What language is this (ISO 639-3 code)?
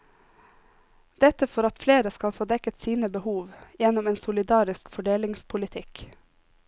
nor